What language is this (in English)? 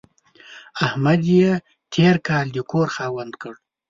Pashto